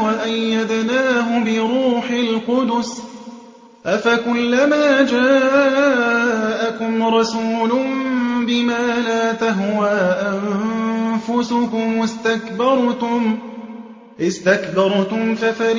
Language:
Arabic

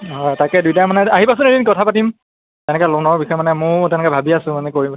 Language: Assamese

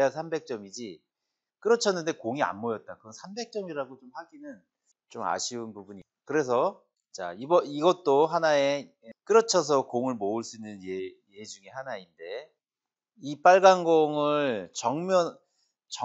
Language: Korean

